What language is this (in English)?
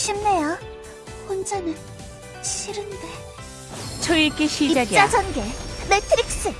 Korean